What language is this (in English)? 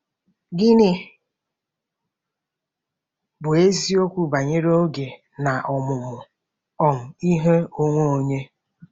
Igbo